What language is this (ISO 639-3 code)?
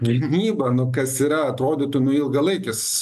lit